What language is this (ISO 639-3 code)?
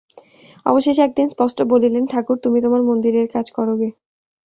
ben